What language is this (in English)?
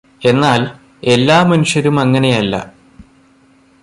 Malayalam